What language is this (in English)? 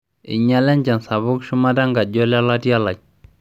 Masai